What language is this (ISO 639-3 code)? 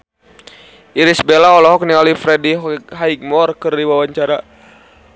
sun